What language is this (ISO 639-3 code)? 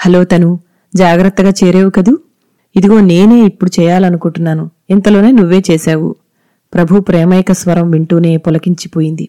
tel